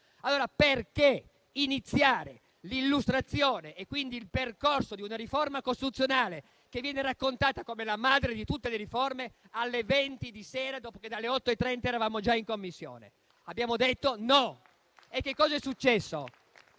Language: Italian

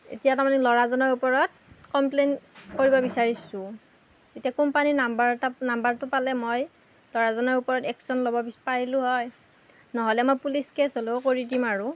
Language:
Assamese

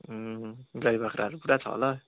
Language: Nepali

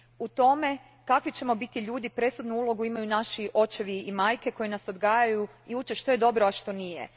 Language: Croatian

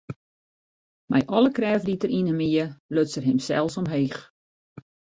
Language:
Western Frisian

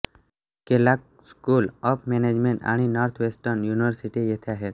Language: Marathi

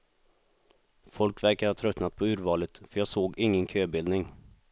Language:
Swedish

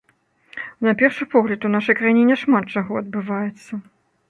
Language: Belarusian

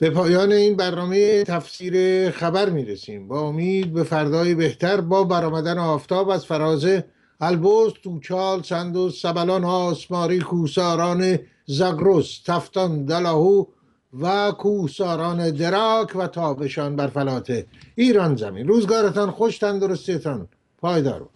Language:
Persian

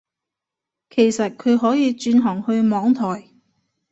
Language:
Cantonese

